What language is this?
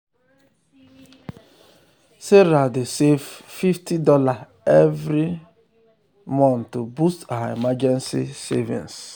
Nigerian Pidgin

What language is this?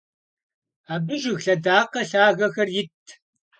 Kabardian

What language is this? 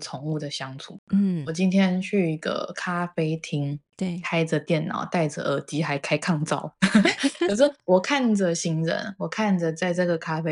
Chinese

